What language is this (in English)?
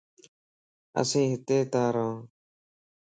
Lasi